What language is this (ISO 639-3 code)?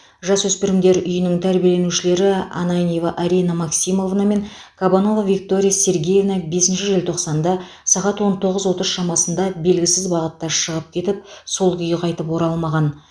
kaz